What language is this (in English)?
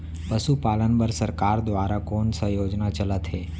Chhattisgarhi